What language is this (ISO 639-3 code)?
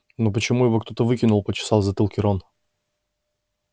rus